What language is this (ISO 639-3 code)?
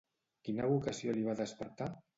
cat